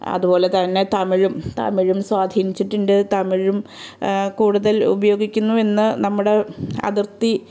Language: Malayalam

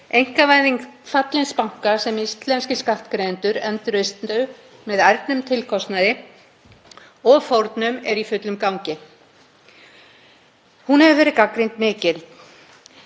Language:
Icelandic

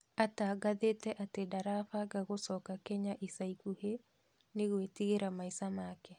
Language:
Kikuyu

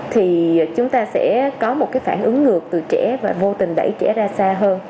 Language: Vietnamese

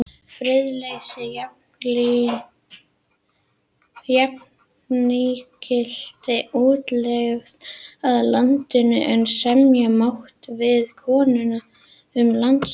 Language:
Icelandic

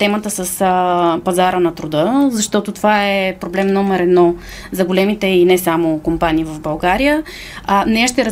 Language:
Bulgarian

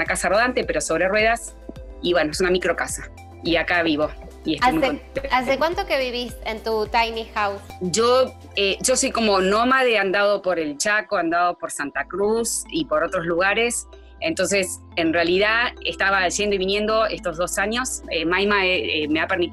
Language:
Spanish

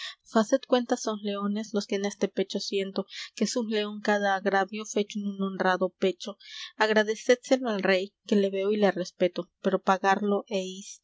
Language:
Spanish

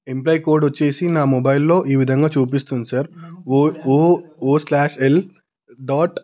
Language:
Telugu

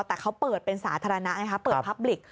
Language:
Thai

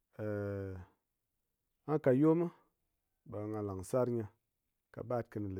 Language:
Ngas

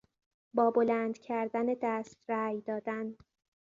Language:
Persian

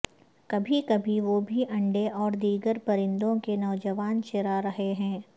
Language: Urdu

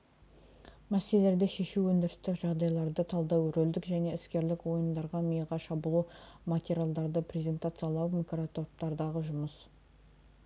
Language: Kazakh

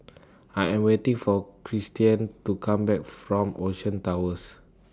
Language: English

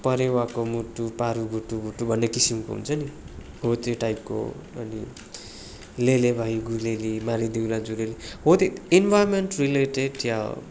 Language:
Nepali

